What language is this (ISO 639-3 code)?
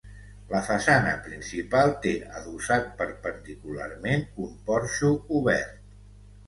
cat